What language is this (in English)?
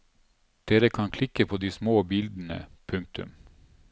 Norwegian